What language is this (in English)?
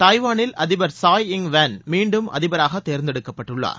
Tamil